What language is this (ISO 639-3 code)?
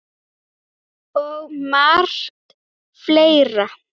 isl